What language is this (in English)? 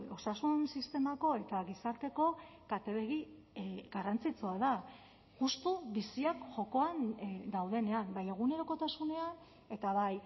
Basque